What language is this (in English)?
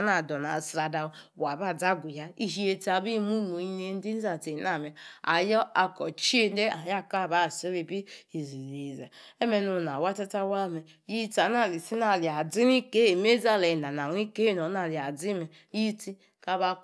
Yace